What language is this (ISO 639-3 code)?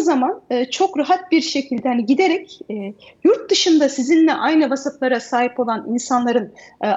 tur